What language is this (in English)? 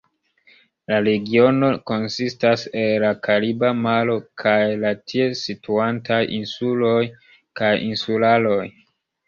Esperanto